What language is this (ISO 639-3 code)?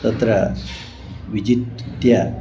san